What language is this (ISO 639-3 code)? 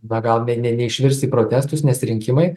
lit